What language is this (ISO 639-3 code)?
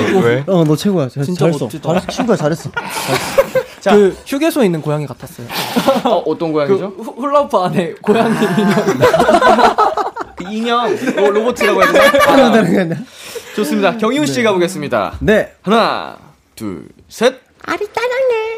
kor